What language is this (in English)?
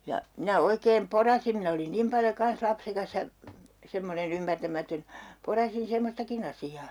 Finnish